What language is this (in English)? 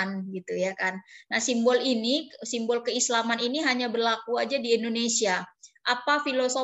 Indonesian